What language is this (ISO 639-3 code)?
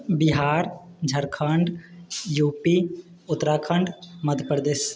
mai